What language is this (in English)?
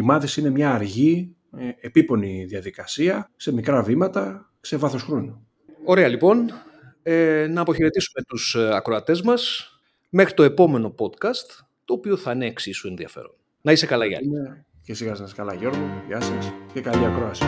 Greek